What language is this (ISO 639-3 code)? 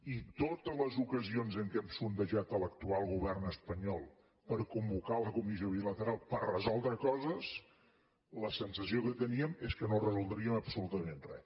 cat